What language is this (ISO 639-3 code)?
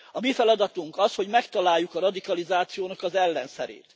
hun